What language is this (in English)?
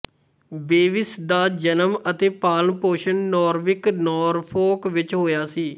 Punjabi